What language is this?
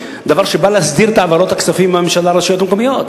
Hebrew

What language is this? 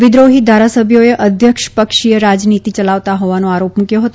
Gujarati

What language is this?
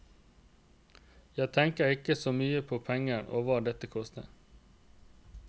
Norwegian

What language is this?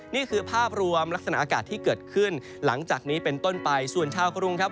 Thai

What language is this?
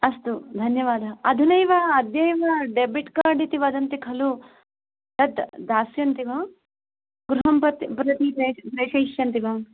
Sanskrit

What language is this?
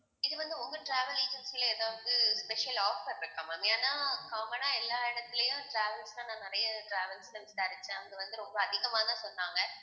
Tamil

